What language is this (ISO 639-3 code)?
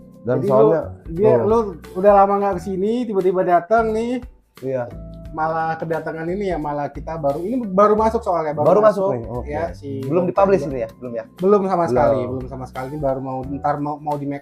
ind